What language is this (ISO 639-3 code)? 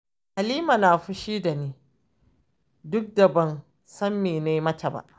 hau